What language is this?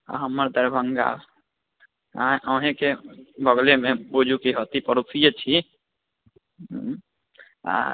Maithili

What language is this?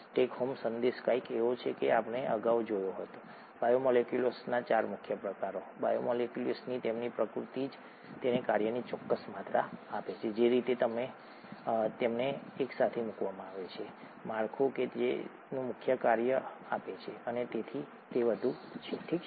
Gujarati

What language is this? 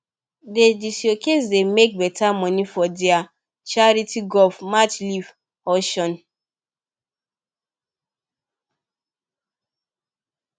Nigerian Pidgin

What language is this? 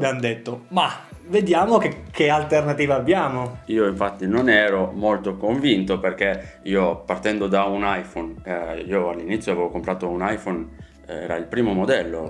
Italian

